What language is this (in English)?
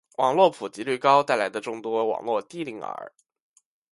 Chinese